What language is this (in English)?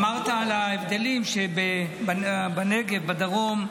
Hebrew